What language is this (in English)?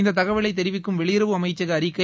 Tamil